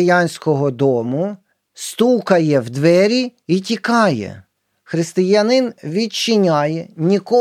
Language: Ukrainian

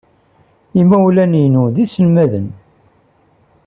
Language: Kabyle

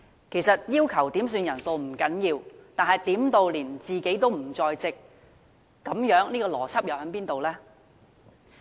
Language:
Cantonese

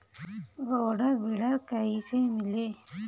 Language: Bhojpuri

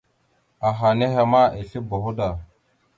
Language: Mada (Cameroon)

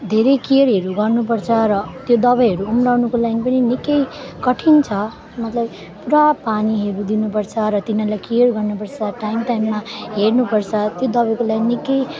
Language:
Nepali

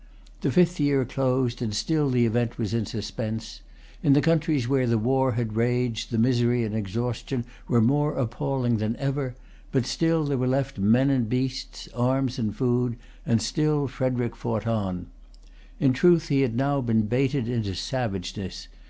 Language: English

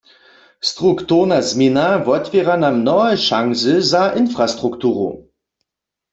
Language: Upper Sorbian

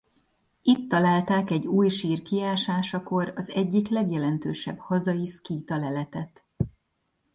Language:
Hungarian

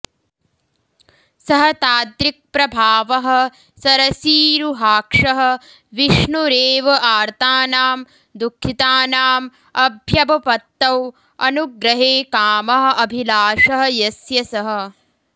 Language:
Sanskrit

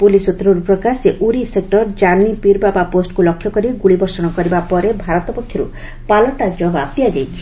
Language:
Odia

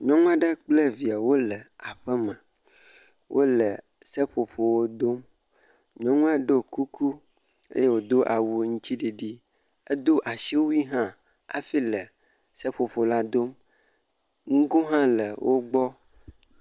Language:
Ewe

